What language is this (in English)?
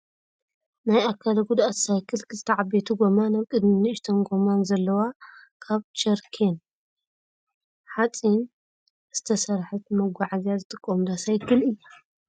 Tigrinya